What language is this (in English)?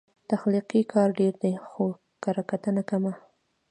Pashto